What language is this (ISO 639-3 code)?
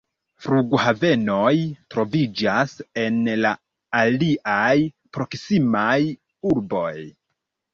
epo